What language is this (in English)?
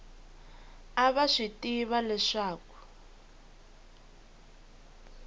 Tsonga